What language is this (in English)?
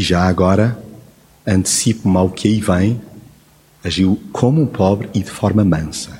Portuguese